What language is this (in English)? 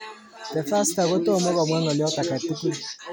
Kalenjin